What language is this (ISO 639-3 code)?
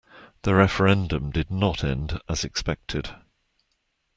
eng